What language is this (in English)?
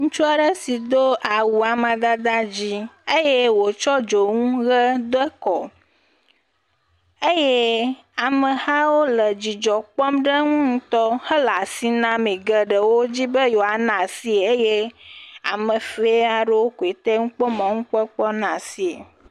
Ewe